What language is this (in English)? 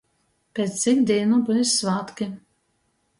Latgalian